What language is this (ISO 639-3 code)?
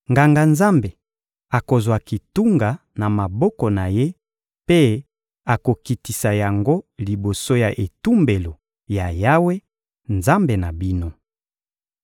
lin